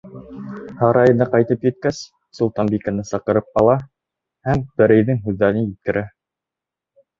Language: Bashkir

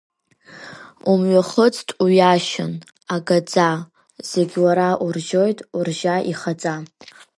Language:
Abkhazian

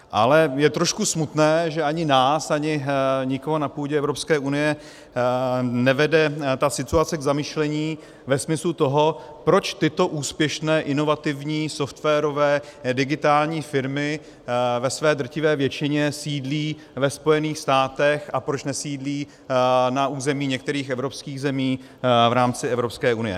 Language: Czech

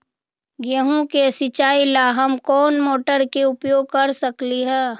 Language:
Magahi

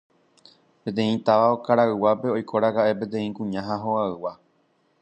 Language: Guarani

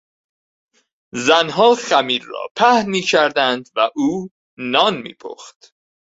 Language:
Persian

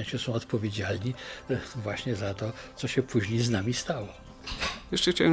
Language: Polish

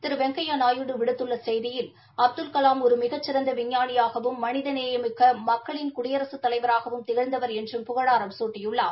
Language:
Tamil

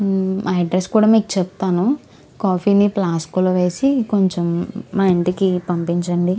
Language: Telugu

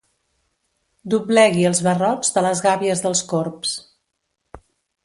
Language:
Catalan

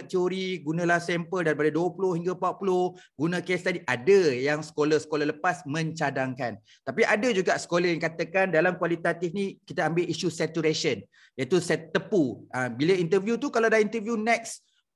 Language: Malay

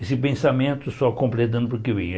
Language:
Portuguese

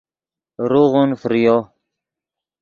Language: Yidgha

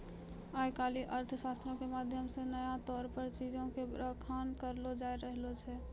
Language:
Maithili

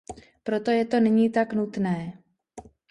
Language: Czech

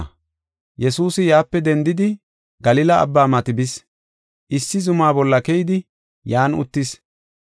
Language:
Gofa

